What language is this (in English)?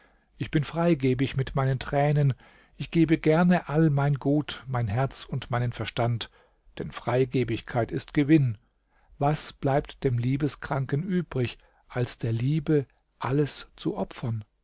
German